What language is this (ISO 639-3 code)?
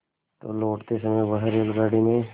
hin